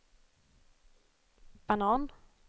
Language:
Swedish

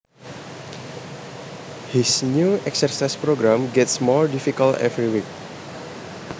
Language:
Javanese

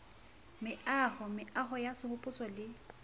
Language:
Southern Sotho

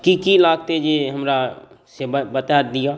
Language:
Maithili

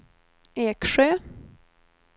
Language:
Swedish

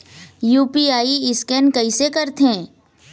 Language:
Chhattisgarhi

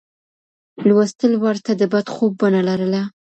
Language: Pashto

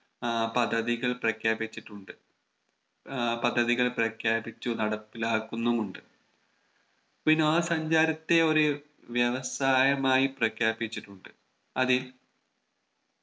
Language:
Malayalam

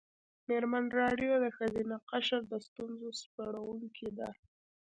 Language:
Pashto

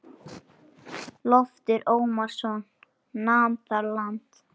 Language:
Icelandic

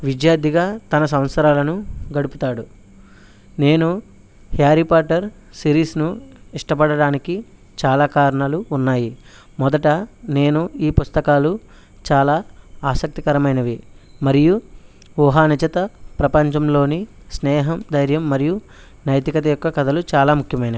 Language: Telugu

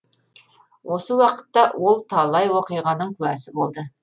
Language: Kazakh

